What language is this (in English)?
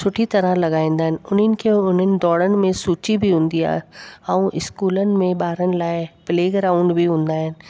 Sindhi